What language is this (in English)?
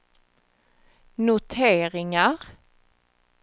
Swedish